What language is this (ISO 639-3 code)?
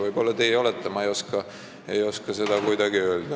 est